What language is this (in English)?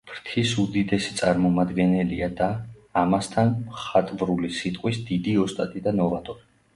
Georgian